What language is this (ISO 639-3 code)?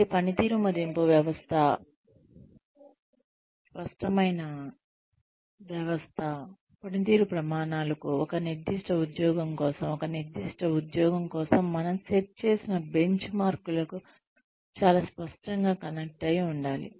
tel